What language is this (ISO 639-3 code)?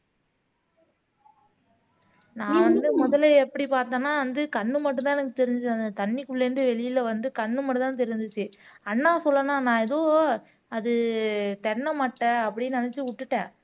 tam